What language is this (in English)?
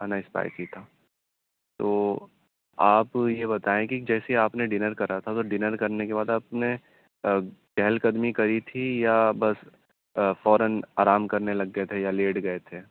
Urdu